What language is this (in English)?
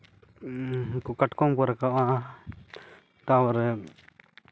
Santali